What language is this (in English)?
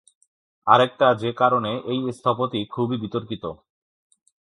Bangla